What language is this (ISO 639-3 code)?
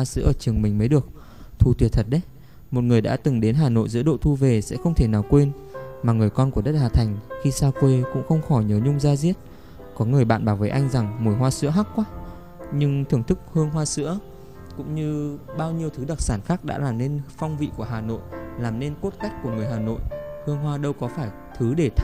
vie